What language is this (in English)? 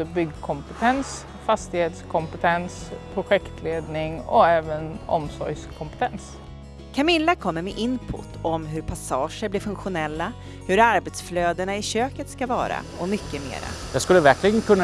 Swedish